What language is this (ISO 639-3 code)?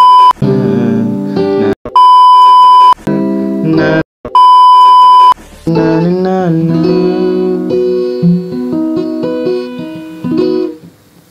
ind